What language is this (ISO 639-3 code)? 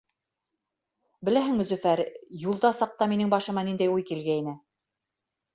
bak